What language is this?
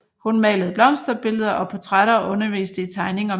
Danish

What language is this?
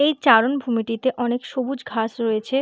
Bangla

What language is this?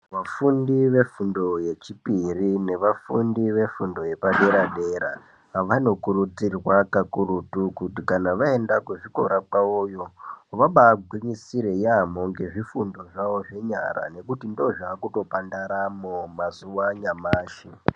Ndau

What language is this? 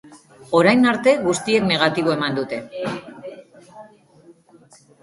Basque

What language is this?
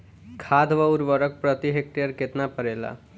Bhojpuri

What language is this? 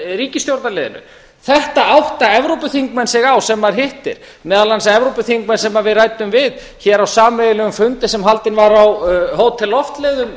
Icelandic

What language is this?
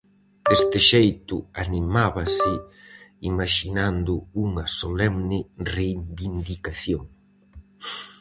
Galician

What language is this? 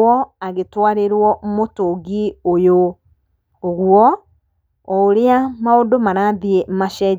Kikuyu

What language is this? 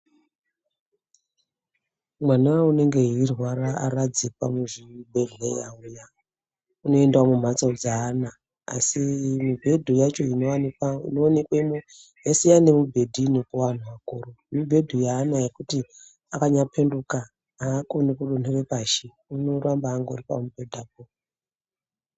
Ndau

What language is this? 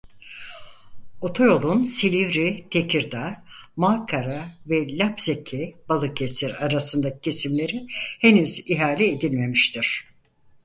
Turkish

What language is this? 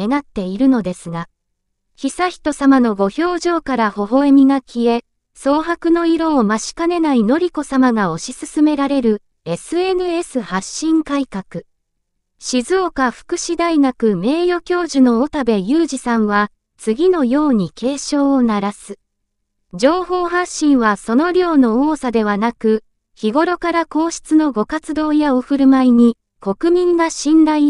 Japanese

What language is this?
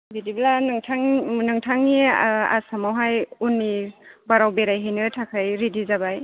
Bodo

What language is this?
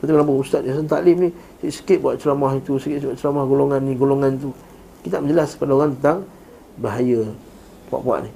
Malay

